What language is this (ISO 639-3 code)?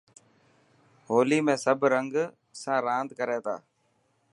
mki